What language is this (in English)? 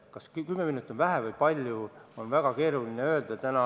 Estonian